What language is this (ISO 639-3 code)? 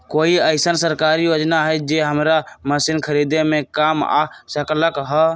mag